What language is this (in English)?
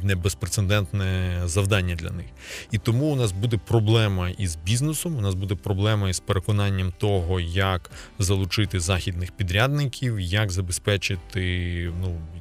Ukrainian